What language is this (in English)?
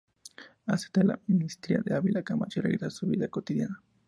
Spanish